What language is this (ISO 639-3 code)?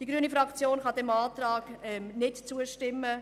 gsw